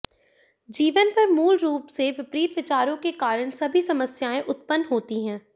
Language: Hindi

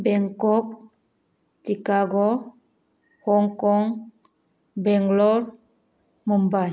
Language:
Manipuri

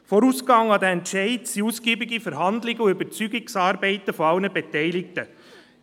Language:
Swiss German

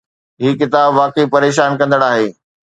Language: Sindhi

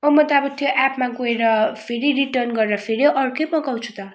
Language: Nepali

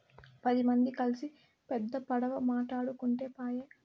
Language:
Telugu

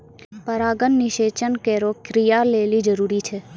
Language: Maithili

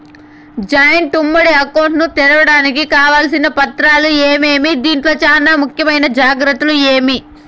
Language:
Telugu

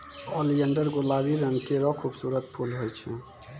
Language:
Maithili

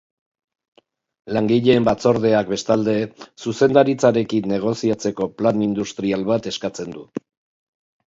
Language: Basque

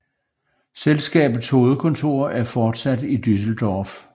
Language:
Danish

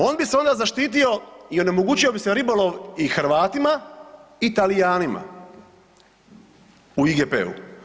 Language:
Croatian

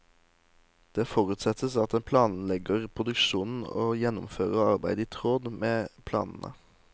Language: Norwegian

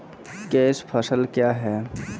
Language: Maithili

